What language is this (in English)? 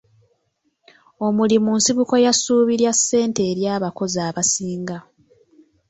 Ganda